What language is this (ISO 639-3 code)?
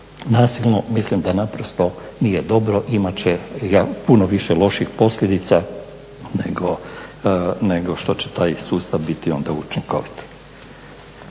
hrv